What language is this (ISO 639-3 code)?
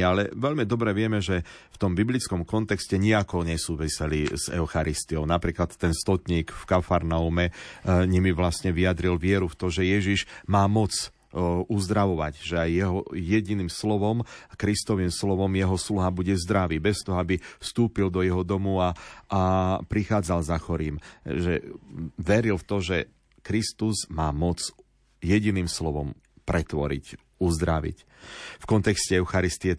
slk